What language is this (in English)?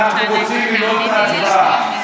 Hebrew